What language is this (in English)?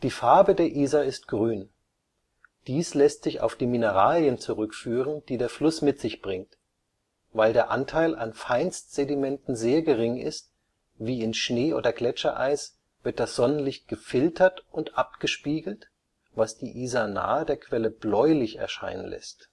German